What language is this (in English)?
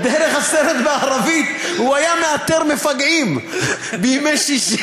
Hebrew